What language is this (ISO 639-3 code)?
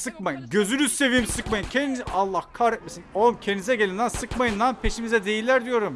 tur